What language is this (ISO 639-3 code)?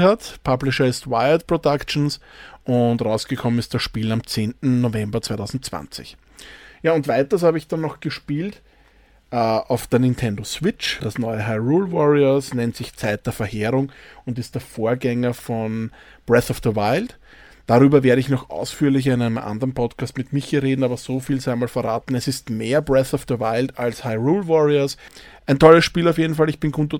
deu